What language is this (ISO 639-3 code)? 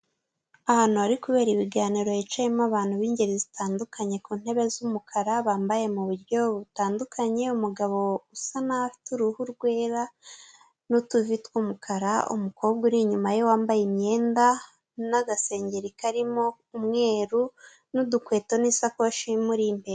kin